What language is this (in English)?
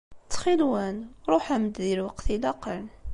Kabyle